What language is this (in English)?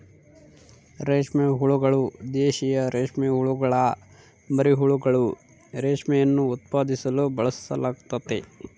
Kannada